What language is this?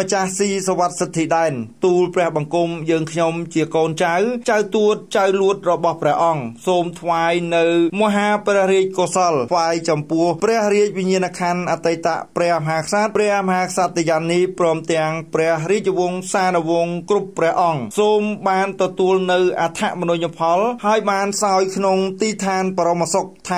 Thai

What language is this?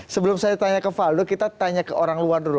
Indonesian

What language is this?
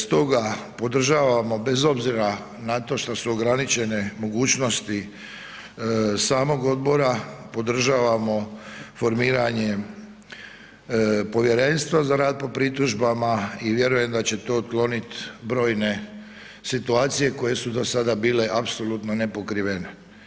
Croatian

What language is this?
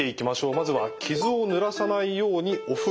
Japanese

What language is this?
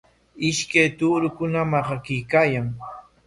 Corongo Ancash Quechua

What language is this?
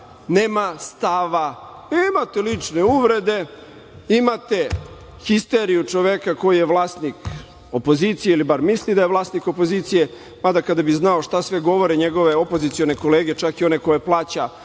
Serbian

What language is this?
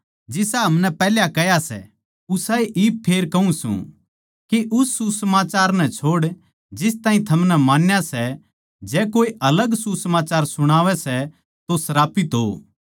Haryanvi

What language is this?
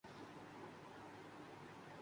Urdu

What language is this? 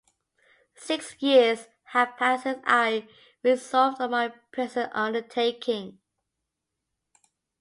English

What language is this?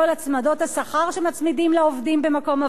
Hebrew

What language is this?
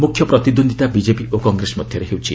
Odia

